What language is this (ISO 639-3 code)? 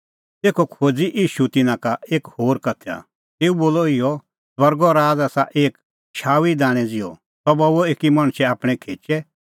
kfx